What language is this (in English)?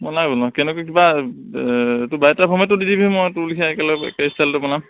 Assamese